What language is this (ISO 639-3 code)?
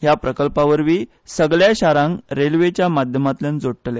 kok